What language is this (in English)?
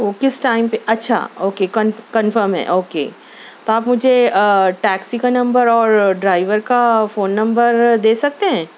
Urdu